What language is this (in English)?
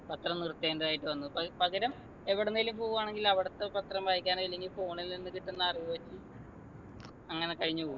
Malayalam